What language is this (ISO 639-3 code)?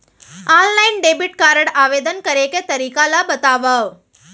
hne